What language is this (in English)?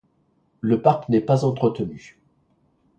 French